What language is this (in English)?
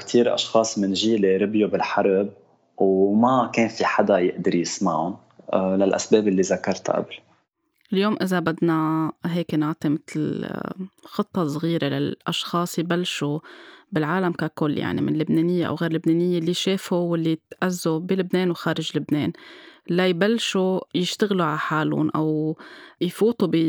Arabic